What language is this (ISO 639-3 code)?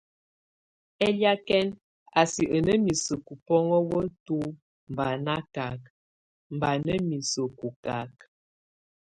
tvu